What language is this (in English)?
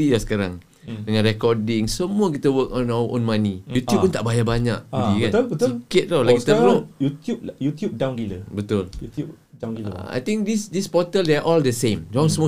Malay